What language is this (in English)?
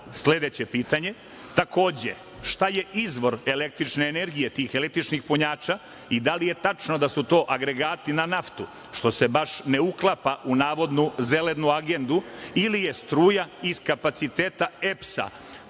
Serbian